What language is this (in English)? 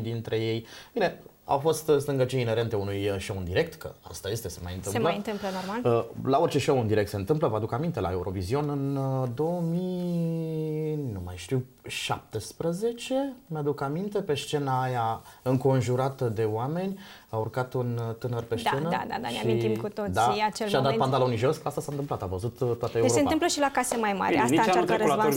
Romanian